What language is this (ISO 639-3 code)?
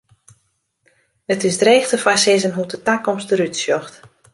fry